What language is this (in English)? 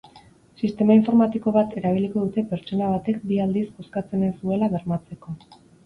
Basque